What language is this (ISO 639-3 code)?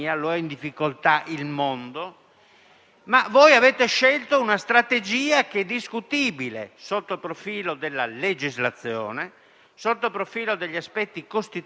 ita